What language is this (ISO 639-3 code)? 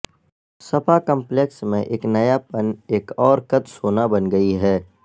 urd